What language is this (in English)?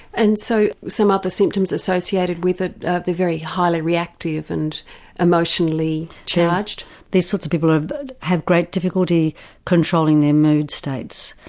English